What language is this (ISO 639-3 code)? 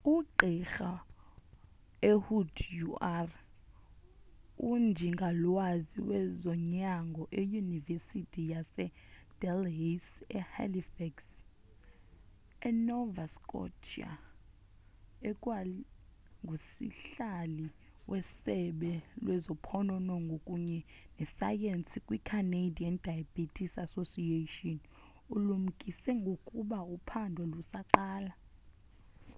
xho